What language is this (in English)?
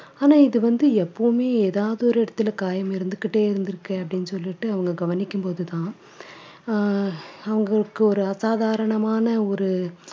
Tamil